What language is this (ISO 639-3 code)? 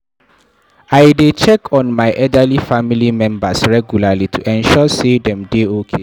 pcm